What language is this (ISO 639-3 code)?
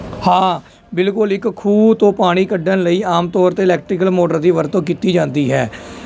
pan